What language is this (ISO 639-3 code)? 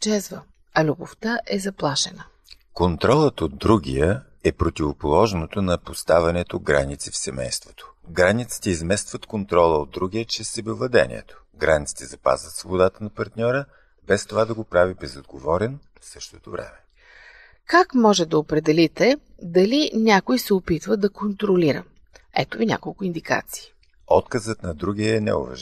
bul